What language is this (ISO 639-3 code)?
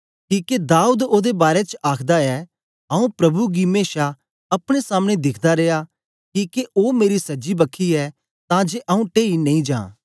doi